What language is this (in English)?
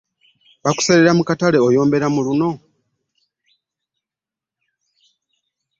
Ganda